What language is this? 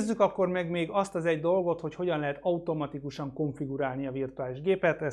Hungarian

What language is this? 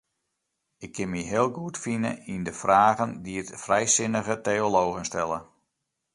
Western Frisian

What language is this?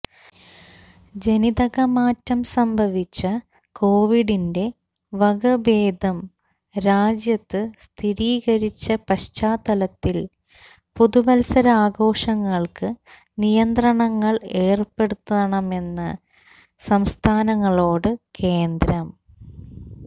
Malayalam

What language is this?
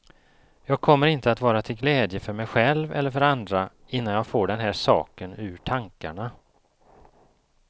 Swedish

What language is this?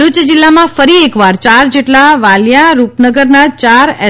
Gujarati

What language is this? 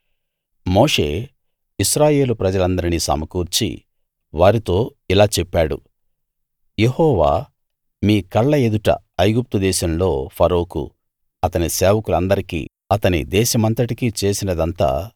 Telugu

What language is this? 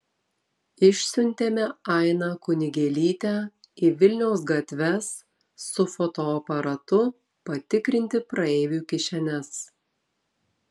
Lithuanian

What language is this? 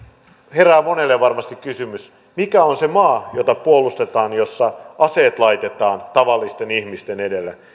Finnish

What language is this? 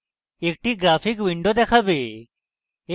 Bangla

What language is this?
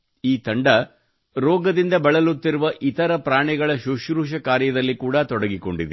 Kannada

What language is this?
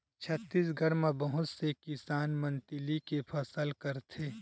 Chhattisgarhi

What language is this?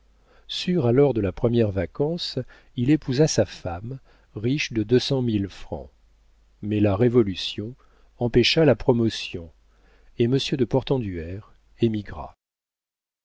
French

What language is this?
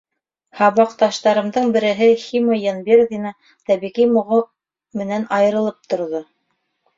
Bashkir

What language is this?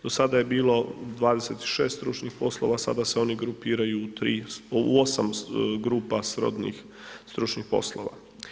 Croatian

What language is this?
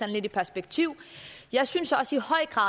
Danish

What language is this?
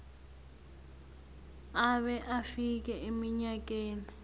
South Ndebele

